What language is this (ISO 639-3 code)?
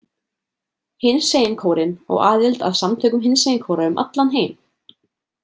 isl